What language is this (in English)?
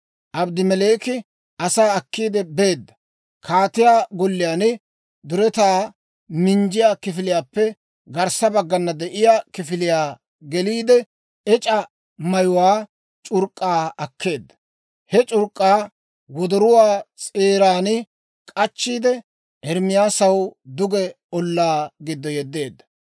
Dawro